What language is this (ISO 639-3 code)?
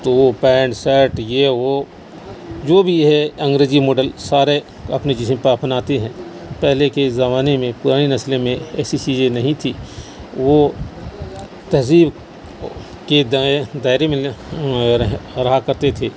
urd